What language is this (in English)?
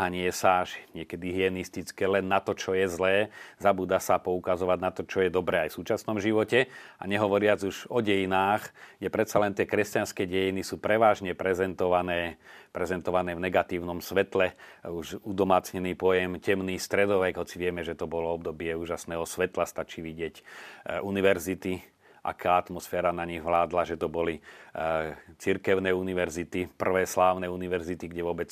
Slovak